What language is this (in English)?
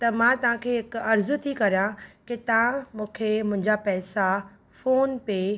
Sindhi